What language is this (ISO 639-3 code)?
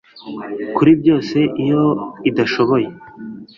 kin